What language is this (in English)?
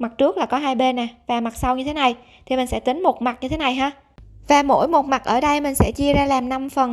Vietnamese